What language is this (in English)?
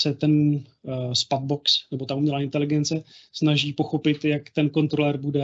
Czech